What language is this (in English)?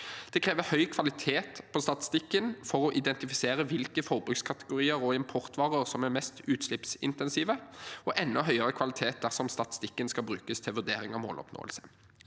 Norwegian